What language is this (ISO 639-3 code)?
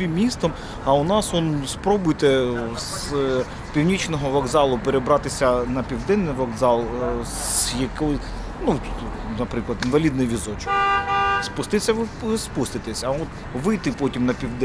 ukr